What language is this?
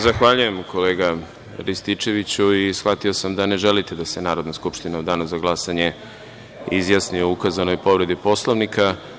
Serbian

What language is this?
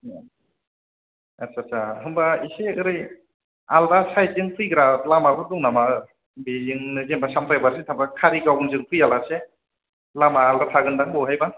Bodo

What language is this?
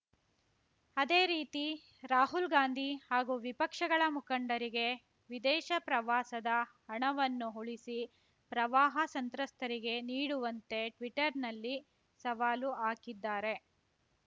Kannada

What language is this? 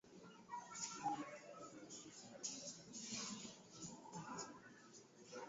Swahili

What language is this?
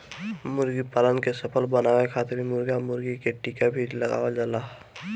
Bhojpuri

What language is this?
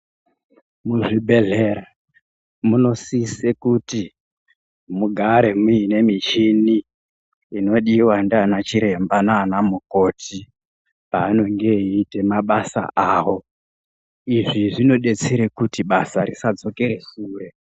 Ndau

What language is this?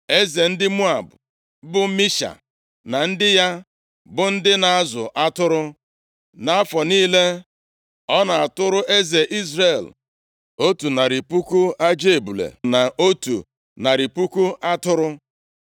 Igbo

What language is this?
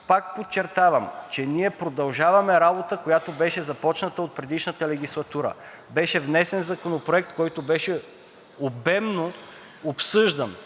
Bulgarian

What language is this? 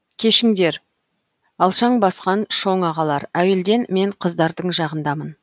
Kazakh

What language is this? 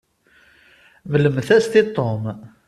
Kabyle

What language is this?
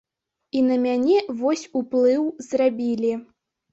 Belarusian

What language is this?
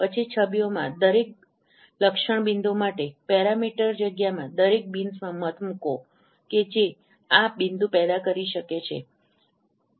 Gujarati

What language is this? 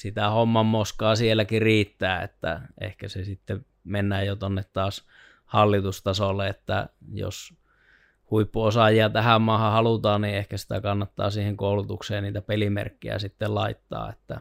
Finnish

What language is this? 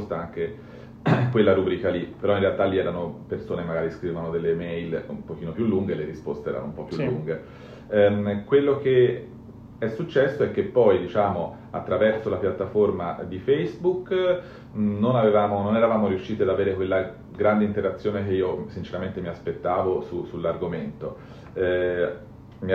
Italian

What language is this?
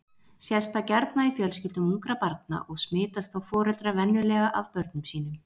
Icelandic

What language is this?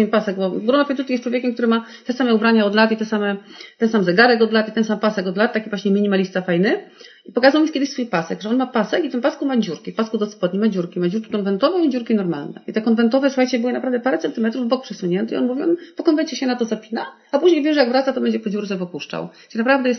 Polish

